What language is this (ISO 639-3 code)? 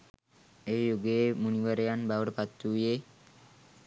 sin